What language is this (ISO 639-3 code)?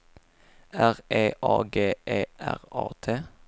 swe